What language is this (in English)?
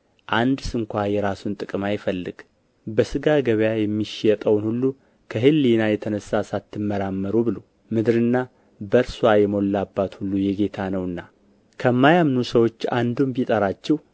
Amharic